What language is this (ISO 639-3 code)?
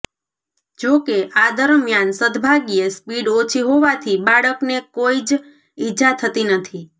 guj